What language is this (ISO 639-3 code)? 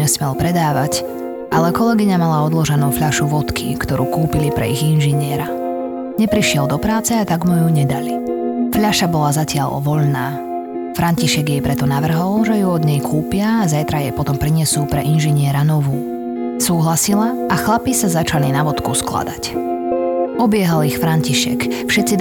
slk